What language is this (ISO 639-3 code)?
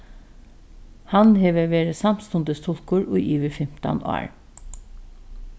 fao